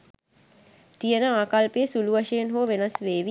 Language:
Sinhala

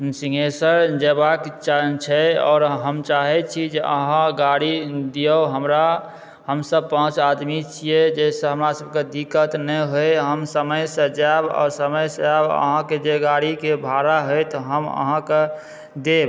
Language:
Maithili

